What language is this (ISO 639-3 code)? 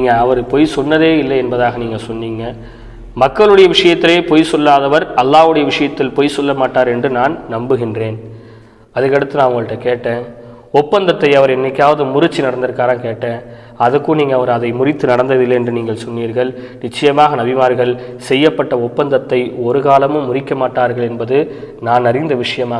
tam